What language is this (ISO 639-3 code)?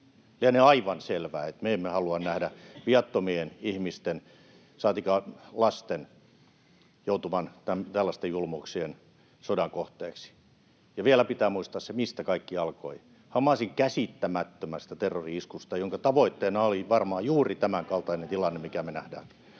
fin